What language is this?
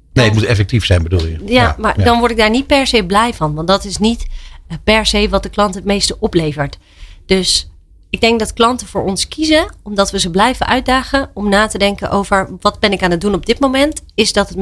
Dutch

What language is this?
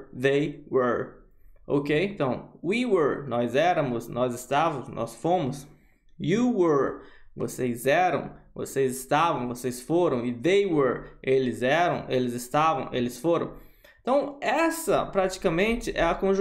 Portuguese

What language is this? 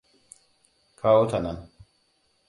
Hausa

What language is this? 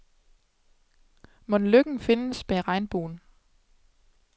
Danish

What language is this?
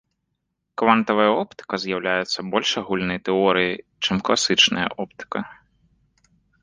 Belarusian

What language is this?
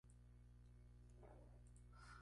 Spanish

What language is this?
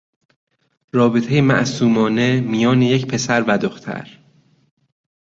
Persian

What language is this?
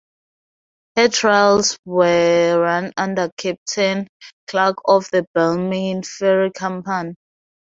English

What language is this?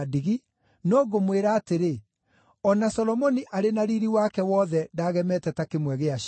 Kikuyu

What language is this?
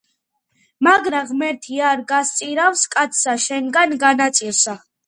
Georgian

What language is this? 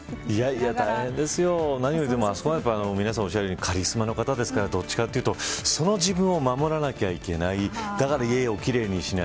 Japanese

